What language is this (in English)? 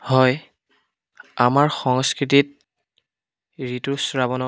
Assamese